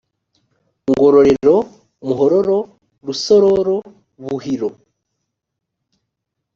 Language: Kinyarwanda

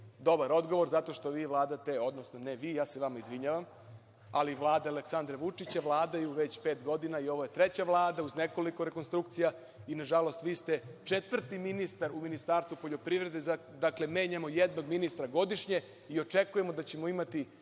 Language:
Serbian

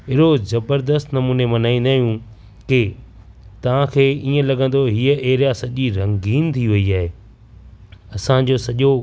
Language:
Sindhi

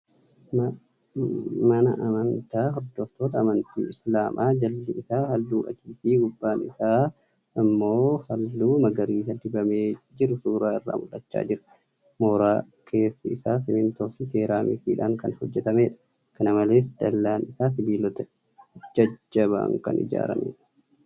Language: Oromo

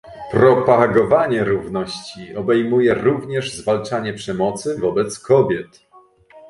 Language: Polish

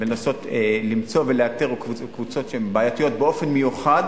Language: Hebrew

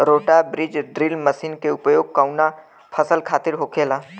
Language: Bhojpuri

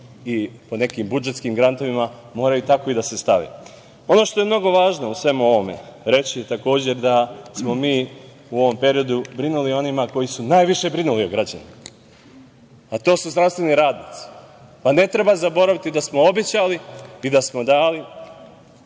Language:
Serbian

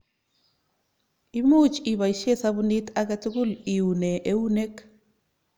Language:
Kalenjin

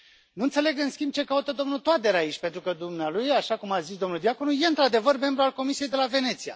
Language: Romanian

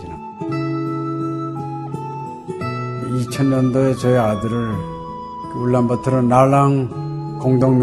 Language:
Korean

